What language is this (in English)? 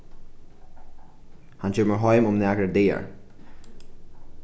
Faroese